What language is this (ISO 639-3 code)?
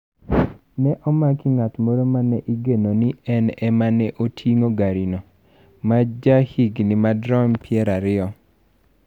luo